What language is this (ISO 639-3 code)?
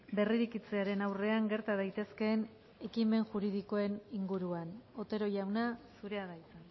eus